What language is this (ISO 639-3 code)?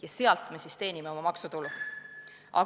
est